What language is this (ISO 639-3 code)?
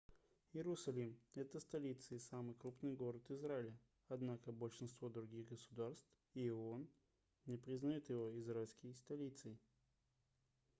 rus